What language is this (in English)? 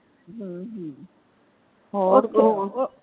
Punjabi